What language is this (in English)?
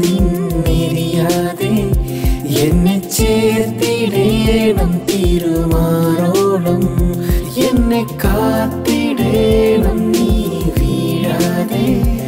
Malayalam